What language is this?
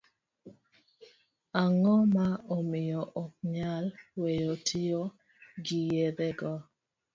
Luo (Kenya and Tanzania)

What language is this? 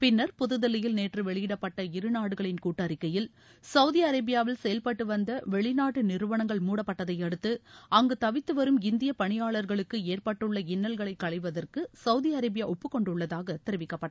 Tamil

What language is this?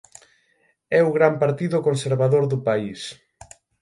Galician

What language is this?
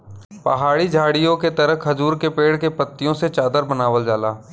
Bhojpuri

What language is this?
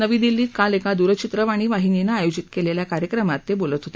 Marathi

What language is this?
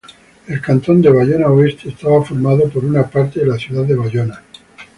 Spanish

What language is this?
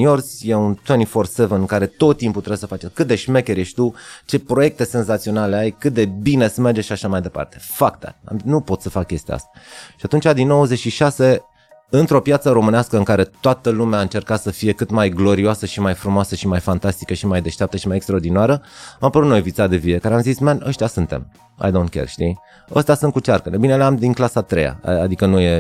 Romanian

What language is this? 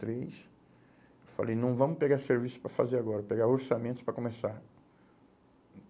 Portuguese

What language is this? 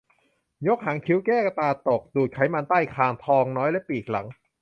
Thai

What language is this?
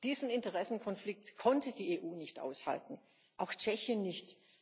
German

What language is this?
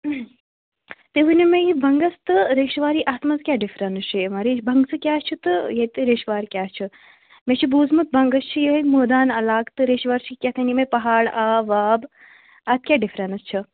Kashmiri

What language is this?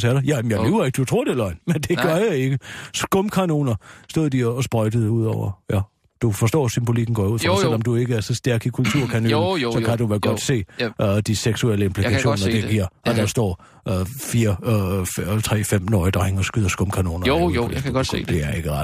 Danish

